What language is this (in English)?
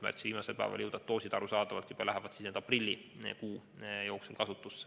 Estonian